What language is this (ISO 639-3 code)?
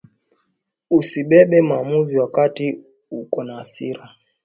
swa